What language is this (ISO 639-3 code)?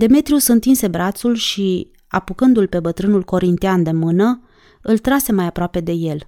ron